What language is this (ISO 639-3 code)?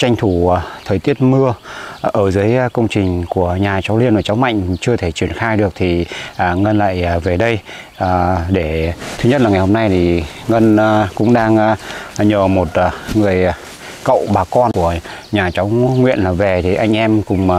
vie